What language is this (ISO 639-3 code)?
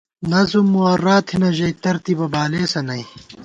gwt